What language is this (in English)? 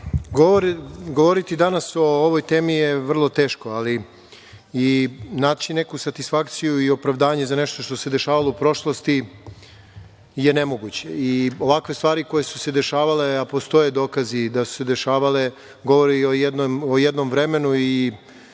Serbian